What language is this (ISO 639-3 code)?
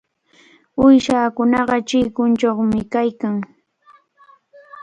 qvl